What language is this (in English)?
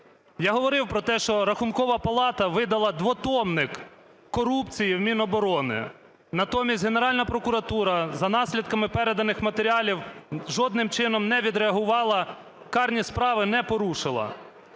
Ukrainian